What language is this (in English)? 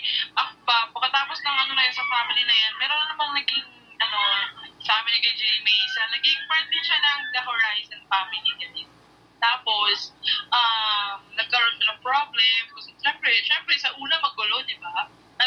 Filipino